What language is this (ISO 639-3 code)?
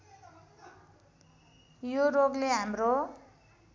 nep